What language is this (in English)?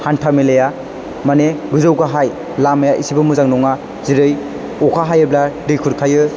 Bodo